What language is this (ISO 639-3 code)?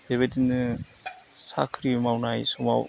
brx